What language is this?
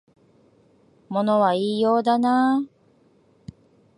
Japanese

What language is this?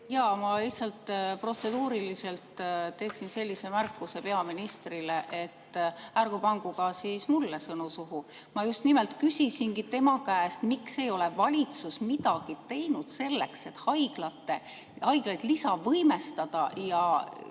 Estonian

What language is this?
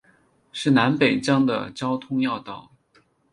Chinese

